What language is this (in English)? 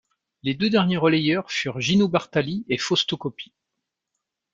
French